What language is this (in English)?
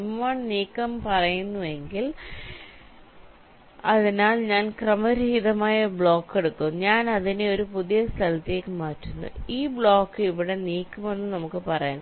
Malayalam